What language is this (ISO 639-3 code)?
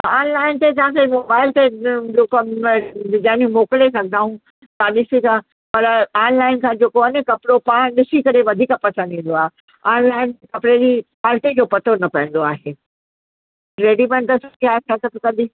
snd